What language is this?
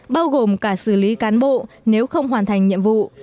Vietnamese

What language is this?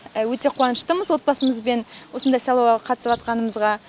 Kazakh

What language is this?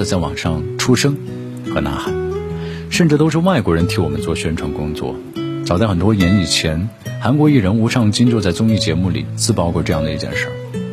Chinese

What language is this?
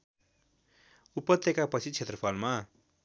Nepali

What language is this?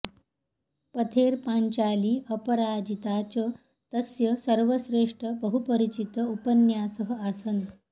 Sanskrit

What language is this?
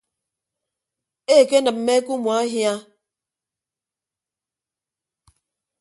Ibibio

